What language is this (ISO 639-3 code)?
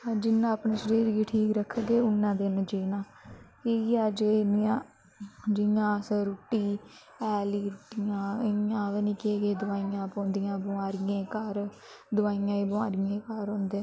doi